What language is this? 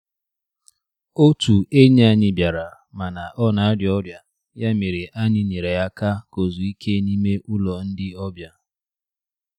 Igbo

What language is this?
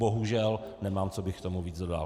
Czech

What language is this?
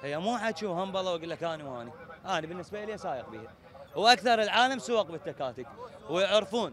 Arabic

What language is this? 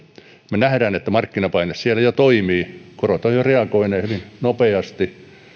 Finnish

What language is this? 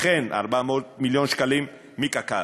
Hebrew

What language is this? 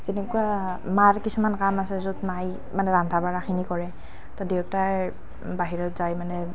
Assamese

